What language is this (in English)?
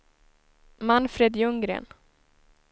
Swedish